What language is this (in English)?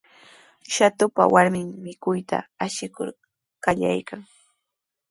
Sihuas Ancash Quechua